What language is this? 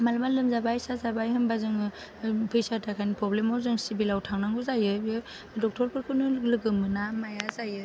Bodo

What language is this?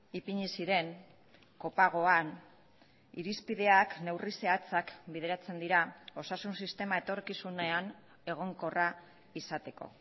Basque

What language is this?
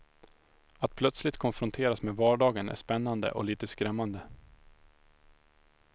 Swedish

